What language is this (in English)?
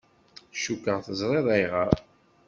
Kabyle